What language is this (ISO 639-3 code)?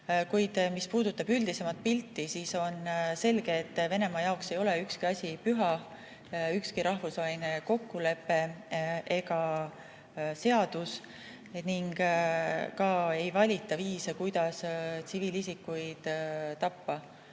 est